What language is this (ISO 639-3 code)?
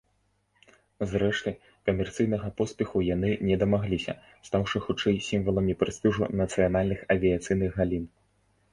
bel